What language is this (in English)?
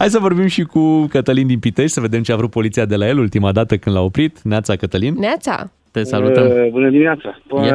Romanian